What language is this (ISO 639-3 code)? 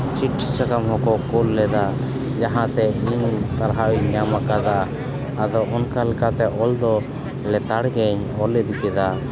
sat